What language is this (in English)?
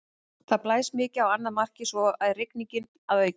Icelandic